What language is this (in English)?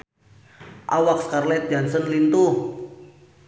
Sundanese